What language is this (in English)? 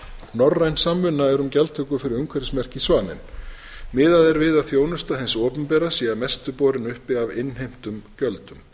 Icelandic